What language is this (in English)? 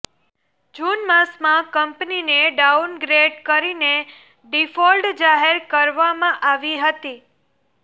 Gujarati